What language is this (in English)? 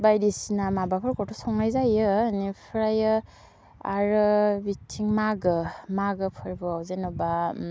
Bodo